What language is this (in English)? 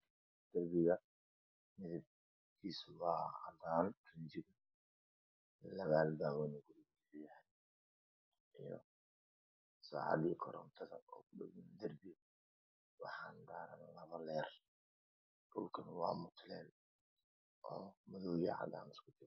Somali